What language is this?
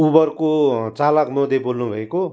Nepali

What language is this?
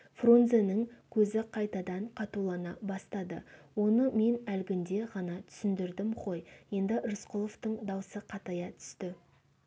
Kazakh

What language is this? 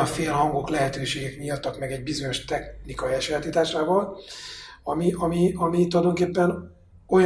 Hungarian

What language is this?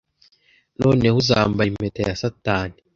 Kinyarwanda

